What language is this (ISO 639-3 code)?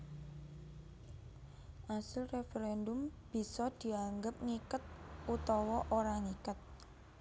jav